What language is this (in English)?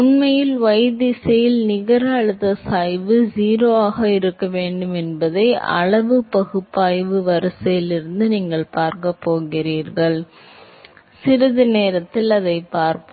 Tamil